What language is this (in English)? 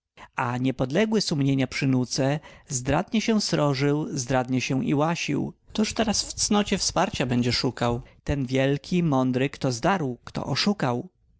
Polish